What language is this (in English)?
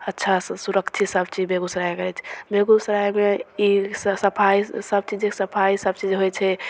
Maithili